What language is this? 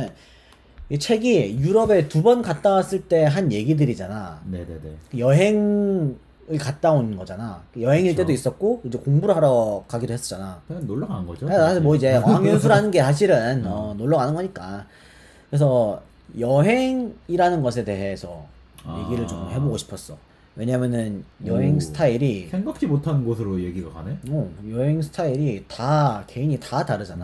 Korean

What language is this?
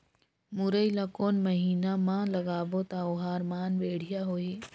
Chhattisgarhi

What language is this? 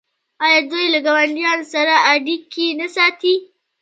Pashto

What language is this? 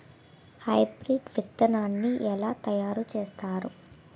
Telugu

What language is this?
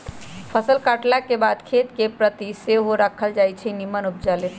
Magahi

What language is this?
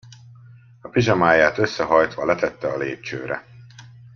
Hungarian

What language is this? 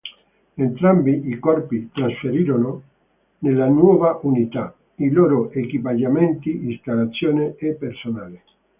Italian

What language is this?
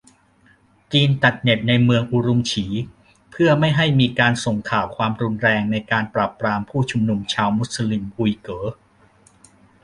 Thai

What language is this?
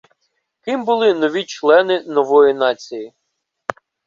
Ukrainian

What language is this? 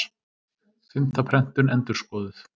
Icelandic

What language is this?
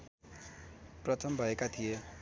Nepali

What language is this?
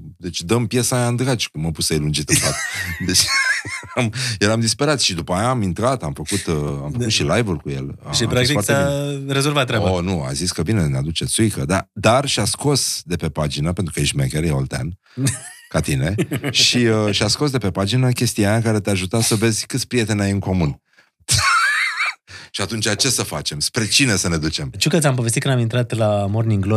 Romanian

